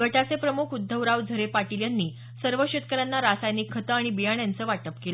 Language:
Marathi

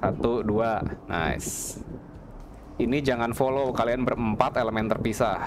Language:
Indonesian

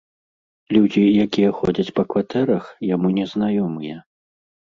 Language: Belarusian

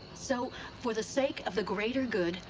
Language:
English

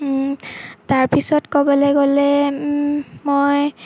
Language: Assamese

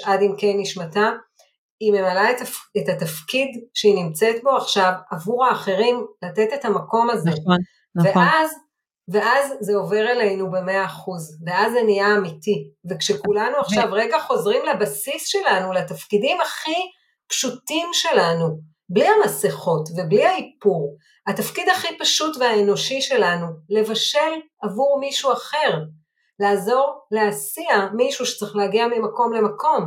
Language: Hebrew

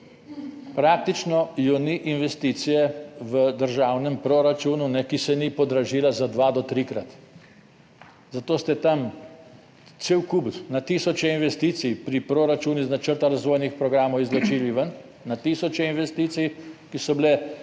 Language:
Slovenian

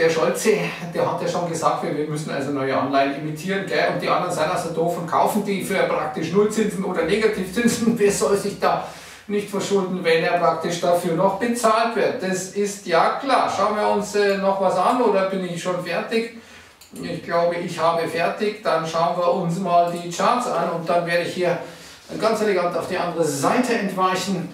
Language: German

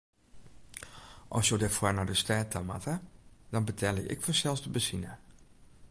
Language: Western Frisian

